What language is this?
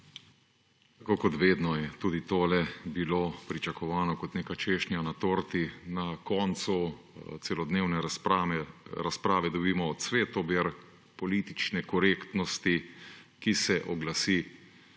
Slovenian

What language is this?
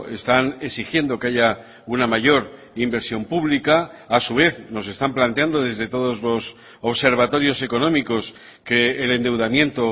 Spanish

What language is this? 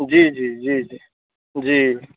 Maithili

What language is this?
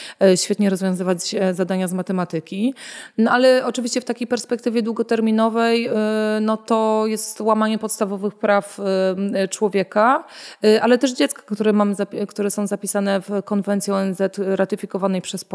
Polish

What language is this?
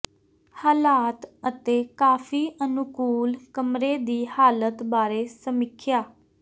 Punjabi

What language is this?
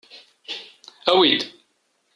Kabyle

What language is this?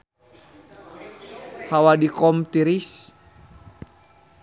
Sundanese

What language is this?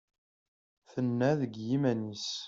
Kabyle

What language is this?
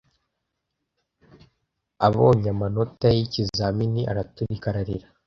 Kinyarwanda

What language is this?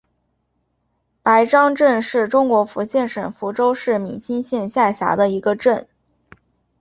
Chinese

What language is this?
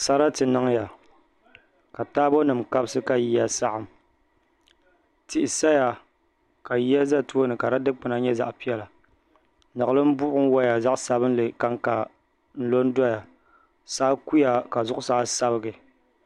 Dagbani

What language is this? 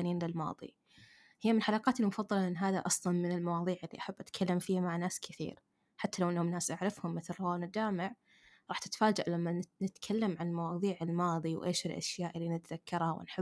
Arabic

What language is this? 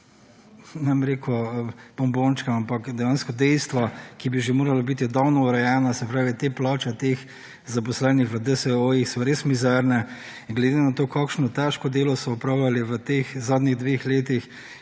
Slovenian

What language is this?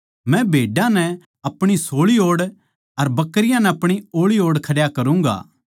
Haryanvi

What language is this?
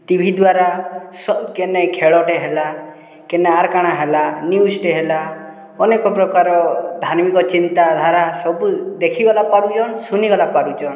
Odia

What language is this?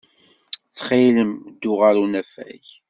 Kabyle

